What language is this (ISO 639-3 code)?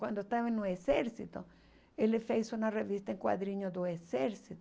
por